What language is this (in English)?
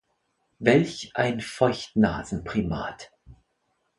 German